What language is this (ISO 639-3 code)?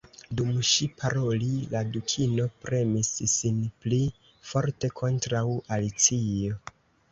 epo